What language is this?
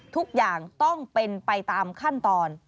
Thai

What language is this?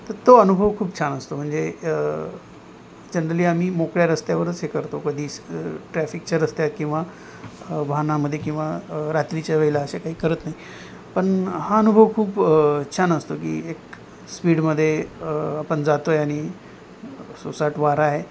Marathi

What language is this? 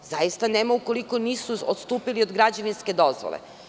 Serbian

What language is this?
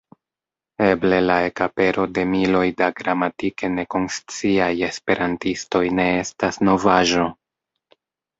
Esperanto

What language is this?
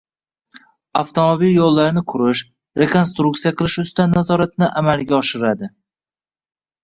Uzbek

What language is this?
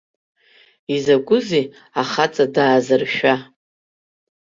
Abkhazian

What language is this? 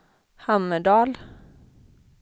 Swedish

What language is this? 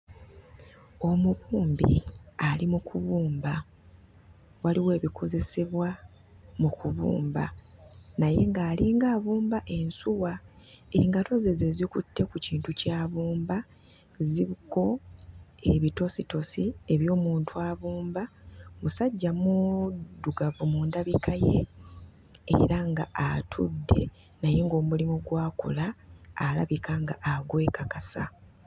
Ganda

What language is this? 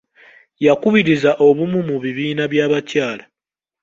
Ganda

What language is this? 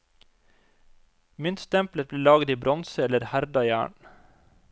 Norwegian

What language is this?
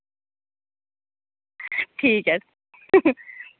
Dogri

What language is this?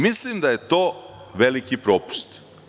Serbian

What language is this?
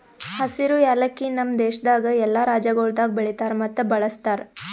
Kannada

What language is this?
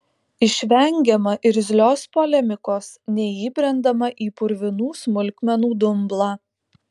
Lithuanian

